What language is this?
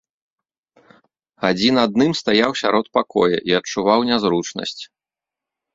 Belarusian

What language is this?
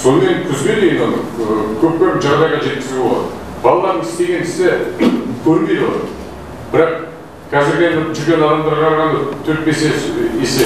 Turkish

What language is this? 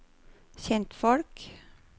Norwegian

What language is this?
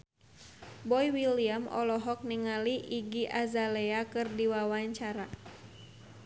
Sundanese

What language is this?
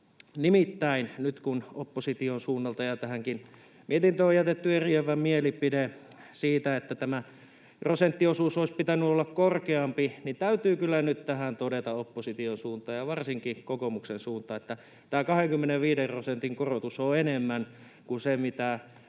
Finnish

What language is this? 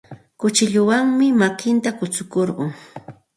Santa Ana de Tusi Pasco Quechua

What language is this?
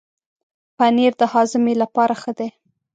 Pashto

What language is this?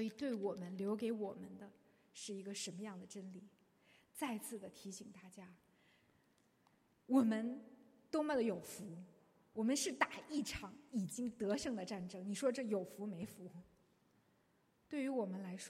Chinese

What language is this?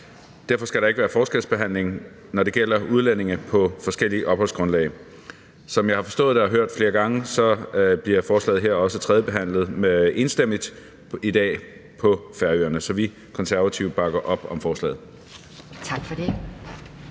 Danish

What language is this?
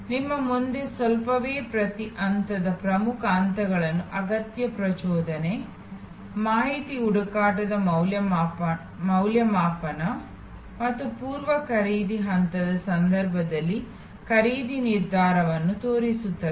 Kannada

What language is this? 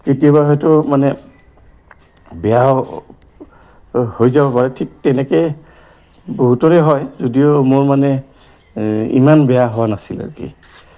Assamese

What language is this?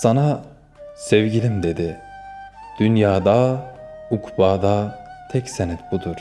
Turkish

